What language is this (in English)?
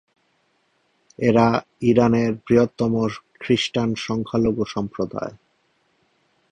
Bangla